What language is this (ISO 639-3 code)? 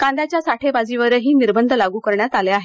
mar